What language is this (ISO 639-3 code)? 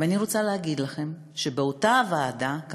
heb